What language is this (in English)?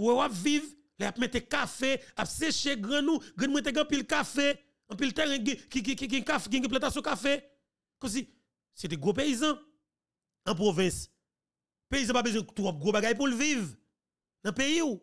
French